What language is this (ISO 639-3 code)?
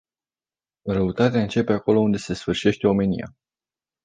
ron